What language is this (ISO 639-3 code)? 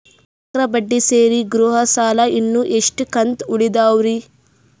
kan